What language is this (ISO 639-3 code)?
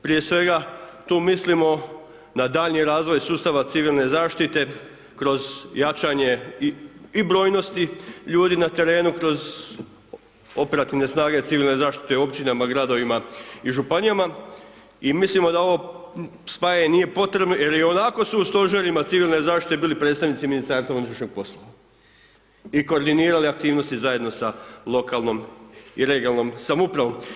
hrv